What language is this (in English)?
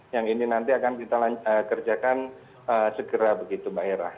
Indonesian